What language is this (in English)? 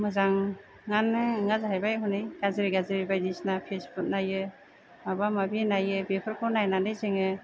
Bodo